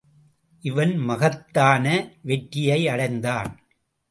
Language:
Tamil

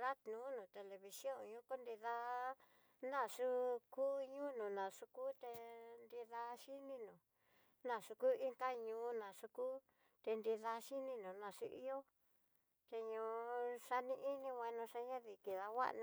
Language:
Tidaá Mixtec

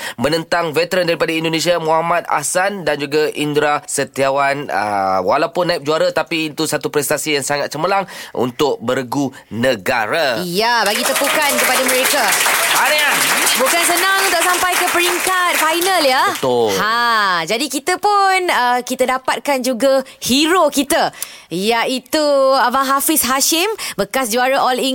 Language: Malay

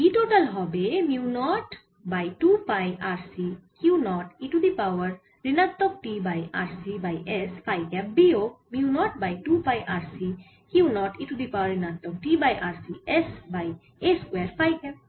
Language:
Bangla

